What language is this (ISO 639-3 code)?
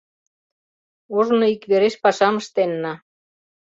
chm